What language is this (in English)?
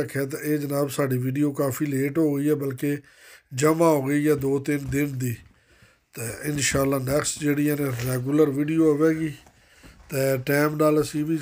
Turkish